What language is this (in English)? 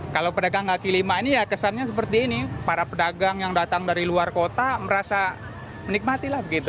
Indonesian